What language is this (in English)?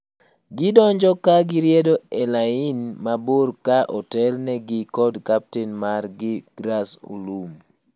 Luo (Kenya and Tanzania)